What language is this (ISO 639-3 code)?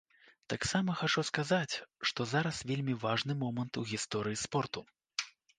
bel